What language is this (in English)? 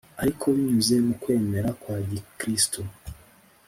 Kinyarwanda